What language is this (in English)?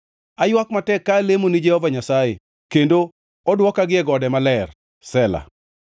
Luo (Kenya and Tanzania)